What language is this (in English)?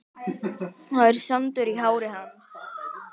Icelandic